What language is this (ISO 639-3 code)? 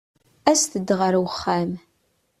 kab